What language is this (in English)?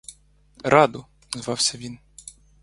Ukrainian